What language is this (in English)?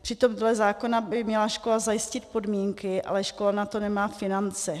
Czech